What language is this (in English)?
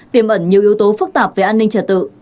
Vietnamese